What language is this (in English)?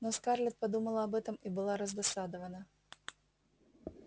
Russian